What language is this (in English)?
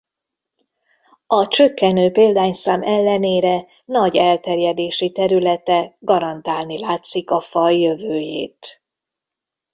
Hungarian